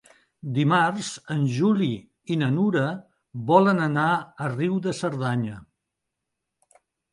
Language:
Catalan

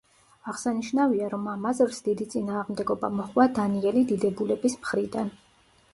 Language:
Georgian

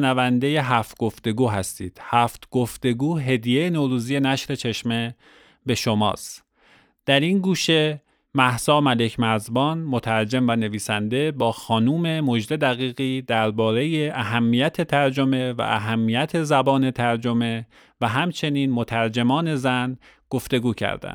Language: Persian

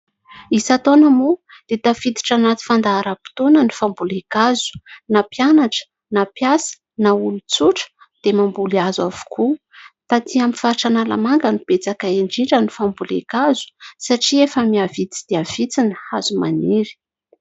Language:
Malagasy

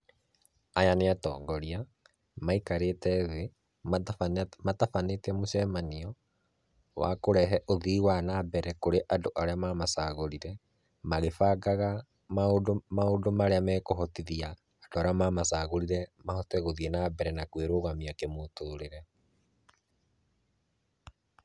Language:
Kikuyu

